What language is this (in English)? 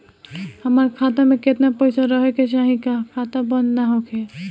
Bhojpuri